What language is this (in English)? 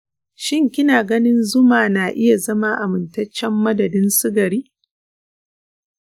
Hausa